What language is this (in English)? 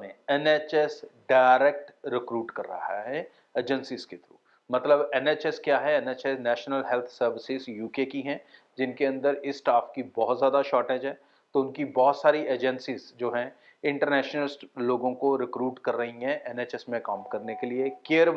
Hindi